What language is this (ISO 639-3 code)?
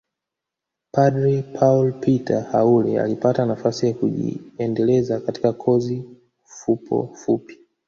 swa